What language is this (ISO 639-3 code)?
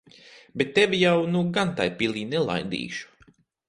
lav